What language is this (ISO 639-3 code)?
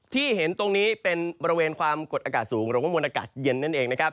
tha